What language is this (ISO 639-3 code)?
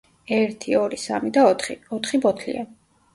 kat